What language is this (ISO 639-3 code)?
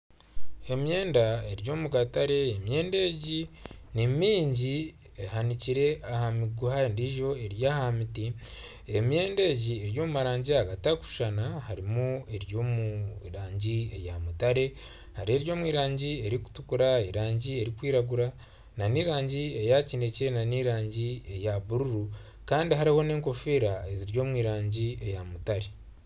nyn